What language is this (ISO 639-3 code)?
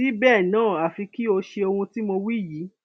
yor